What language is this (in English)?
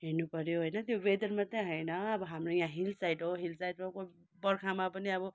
Nepali